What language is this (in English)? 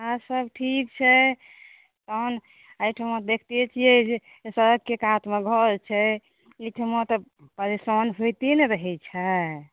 Maithili